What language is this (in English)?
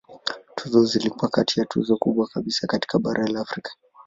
Swahili